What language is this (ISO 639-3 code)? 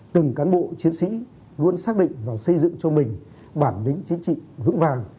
vie